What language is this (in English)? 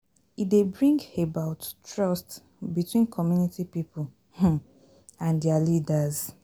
Nigerian Pidgin